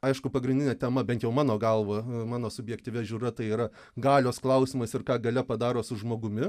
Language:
Lithuanian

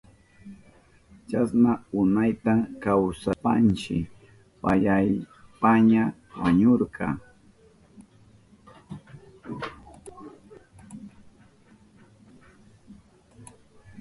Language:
Southern Pastaza Quechua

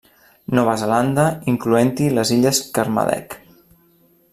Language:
Catalan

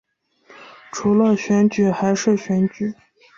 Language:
Chinese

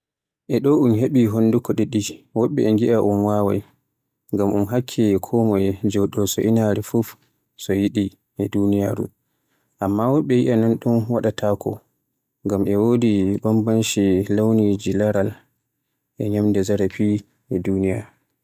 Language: Borgu Fulfulde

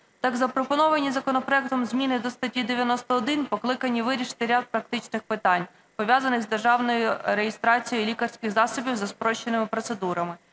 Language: Ukrainian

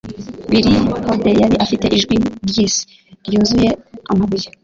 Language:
Kinyarwanda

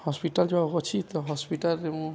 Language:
Odia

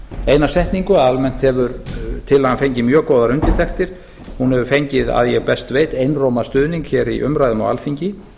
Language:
Icelandic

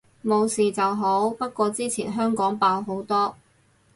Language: Cantonese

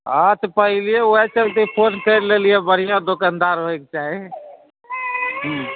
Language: Maithili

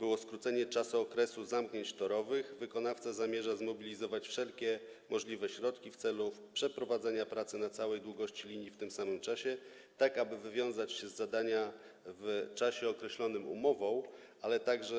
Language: Polish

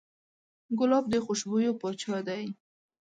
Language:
Pashto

